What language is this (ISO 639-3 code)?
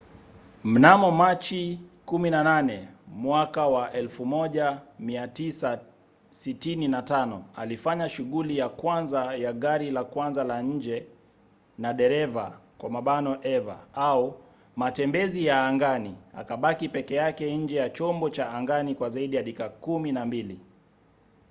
swa